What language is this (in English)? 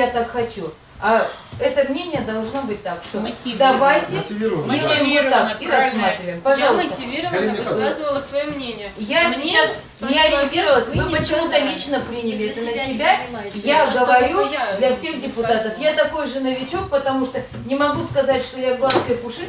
Russian